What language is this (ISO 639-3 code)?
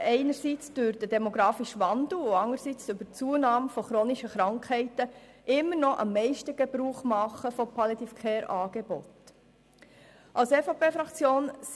gsw